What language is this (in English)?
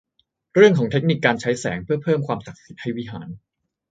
Thai